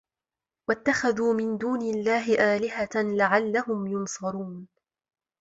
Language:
Arabic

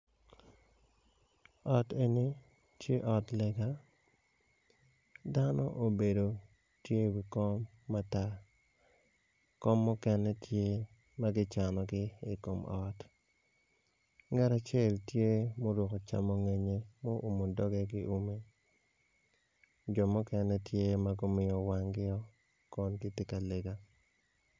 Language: Acoli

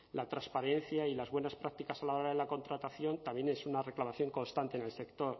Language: Spanish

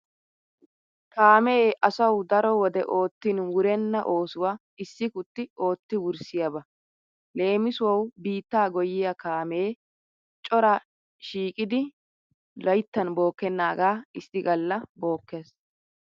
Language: Wolaytta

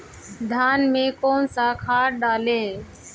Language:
Hindi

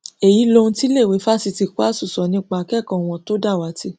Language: Yoruba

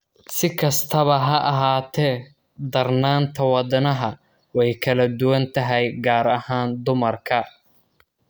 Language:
Somali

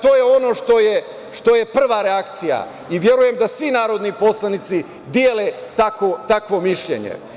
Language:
Serbian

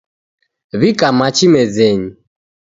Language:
Taita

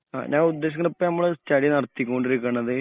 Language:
Malayalam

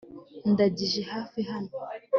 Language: Kinyarwanda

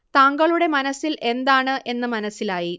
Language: Malayalam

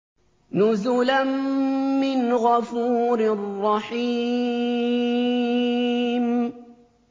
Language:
Arabic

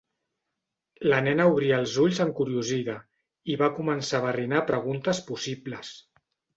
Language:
Catalan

